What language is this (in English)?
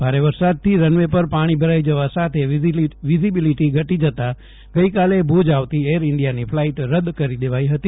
Gujarati